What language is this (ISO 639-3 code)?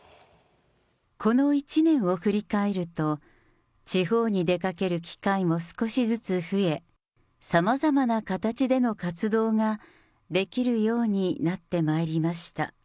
jpn